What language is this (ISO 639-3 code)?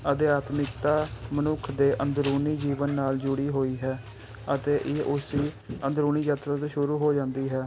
pan